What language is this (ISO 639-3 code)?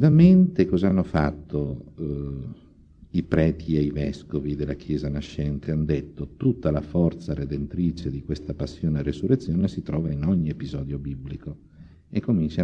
ita